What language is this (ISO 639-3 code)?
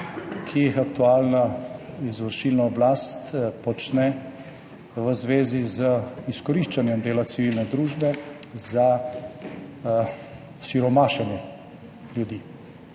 slv